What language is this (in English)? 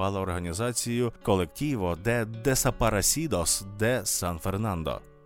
Ukrainian